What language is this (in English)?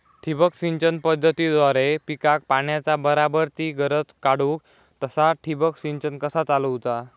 Marathi